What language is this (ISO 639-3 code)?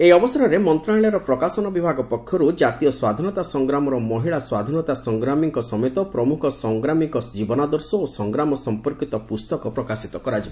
ori